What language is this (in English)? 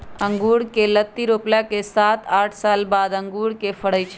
Magahi